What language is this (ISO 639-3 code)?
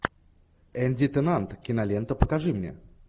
rus